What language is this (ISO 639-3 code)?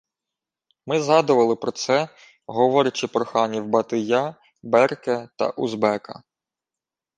ukr